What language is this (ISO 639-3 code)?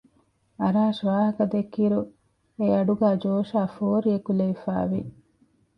div